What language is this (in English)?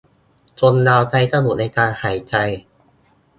Thai